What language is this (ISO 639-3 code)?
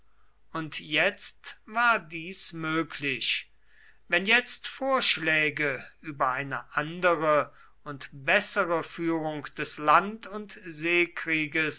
deu